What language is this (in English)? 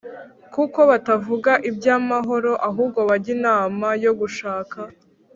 Kinyarwanda